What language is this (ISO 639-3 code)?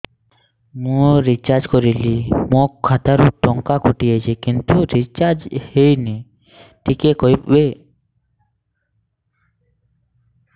ori